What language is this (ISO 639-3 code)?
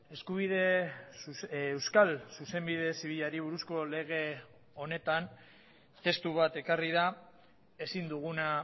eus